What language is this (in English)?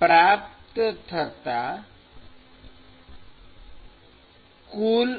Gujarati